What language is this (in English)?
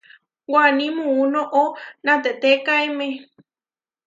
Huarijio